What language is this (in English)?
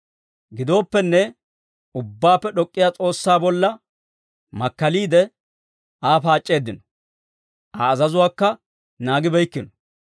Dawro